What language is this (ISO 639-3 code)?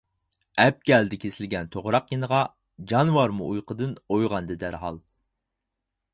uig